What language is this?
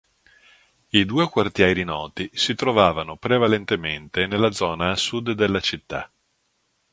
Italian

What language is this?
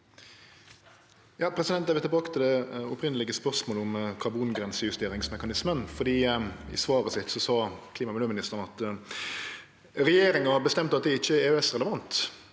Norwegian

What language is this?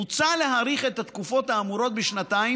Hebrew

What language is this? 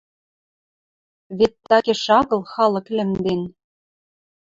Western Mari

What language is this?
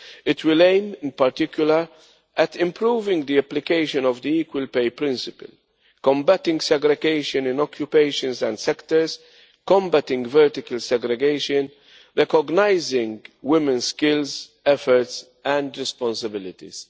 English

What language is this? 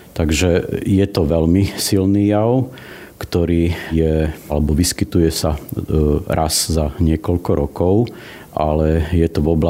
Slovak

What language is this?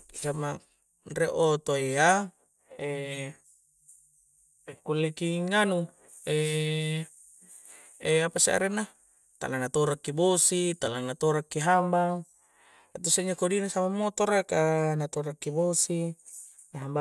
Coastal Konjo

